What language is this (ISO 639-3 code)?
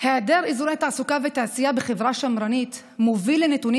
heb